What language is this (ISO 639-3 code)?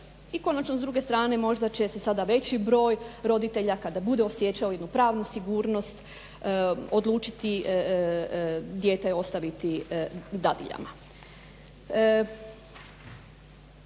hrv